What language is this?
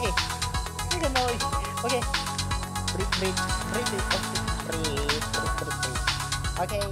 English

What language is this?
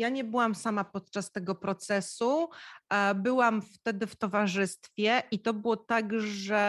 Polish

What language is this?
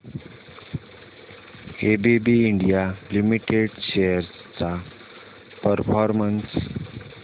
Marathi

